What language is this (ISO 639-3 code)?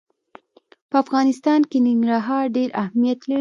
pus